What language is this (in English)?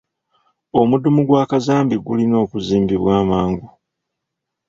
Ganda